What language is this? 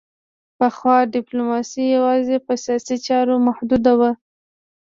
Pashto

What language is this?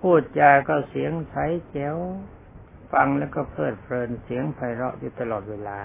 Thai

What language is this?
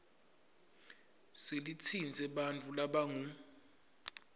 Swati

